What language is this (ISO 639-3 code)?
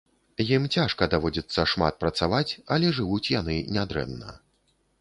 bel